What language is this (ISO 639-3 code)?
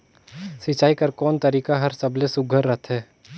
hne